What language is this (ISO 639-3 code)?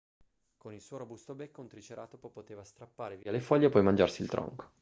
ita